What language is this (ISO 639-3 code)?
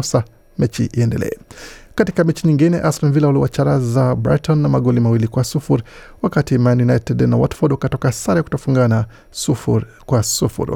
swa